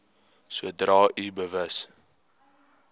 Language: Afrikaans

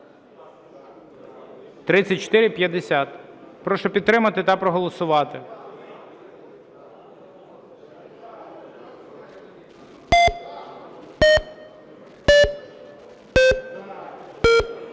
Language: Ukrainian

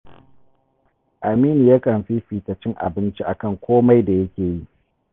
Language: Hausa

